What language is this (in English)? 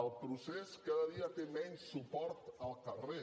Catalan